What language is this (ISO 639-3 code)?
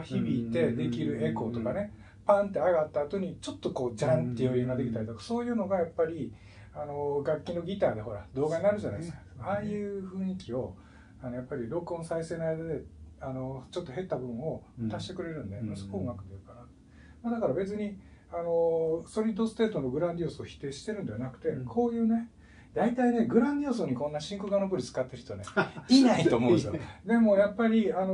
jpn